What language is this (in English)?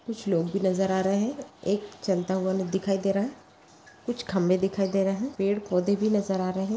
Magahi